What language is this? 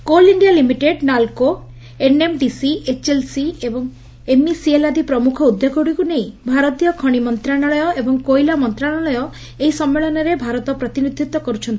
Odia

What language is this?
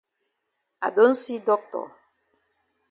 Cameroon Pidgin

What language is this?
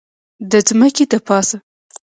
Pashto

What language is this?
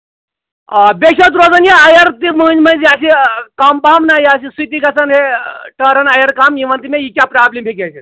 Kashmiri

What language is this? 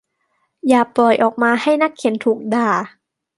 Thai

